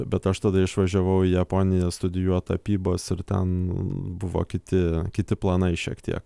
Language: Lithuanian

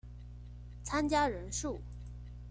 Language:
Chinese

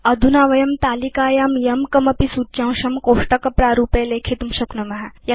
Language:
Sanskrit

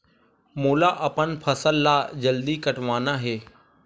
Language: Chhattisgarhi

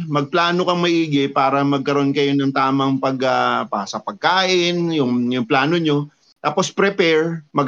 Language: Filipino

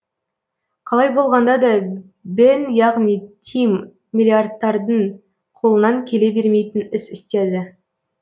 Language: Kazakh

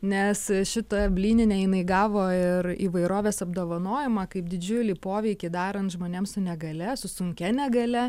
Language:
Lithuanian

